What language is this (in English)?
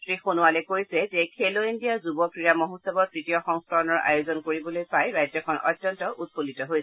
Assamese